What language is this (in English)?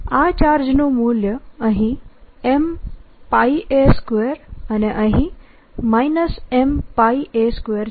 Gujarati